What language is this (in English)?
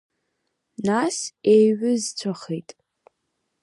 Abkhazian